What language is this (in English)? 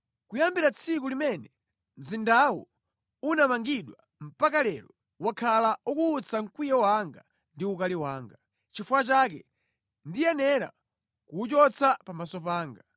Nyanja